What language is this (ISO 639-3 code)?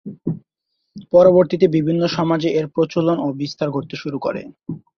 ben